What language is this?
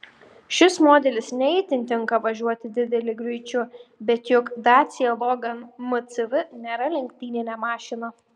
Lithuanian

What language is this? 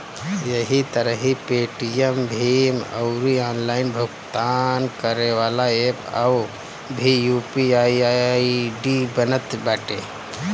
Bhojpuri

